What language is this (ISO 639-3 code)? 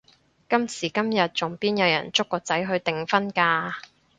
yue